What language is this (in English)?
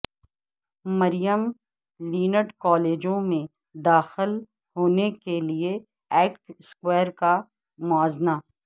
Urdu